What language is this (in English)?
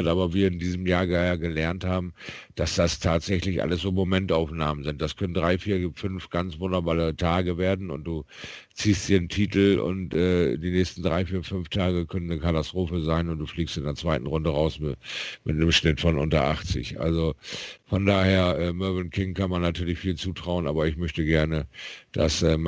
German